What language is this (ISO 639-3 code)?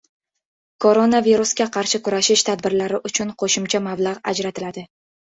uzb